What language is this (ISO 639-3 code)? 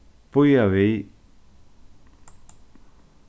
fao